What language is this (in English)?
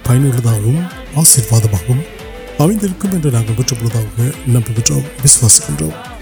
Urdu